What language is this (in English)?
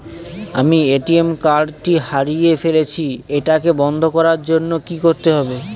Bangla